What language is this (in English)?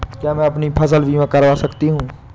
Hindi